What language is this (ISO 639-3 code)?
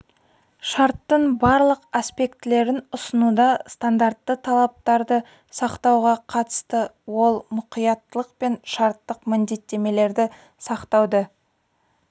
kaz